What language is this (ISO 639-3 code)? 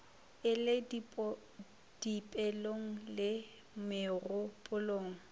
nso